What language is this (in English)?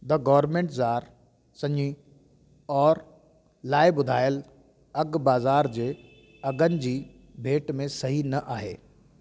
Sindhi